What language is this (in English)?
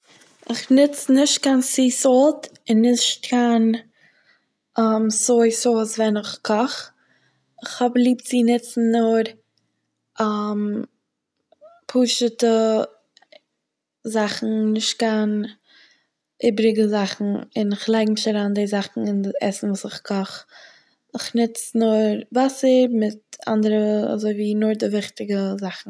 Yiddish